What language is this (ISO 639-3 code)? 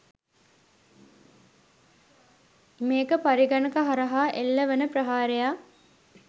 sin